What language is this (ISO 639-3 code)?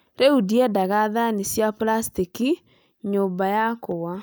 kik